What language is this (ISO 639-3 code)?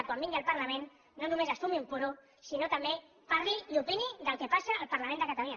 cat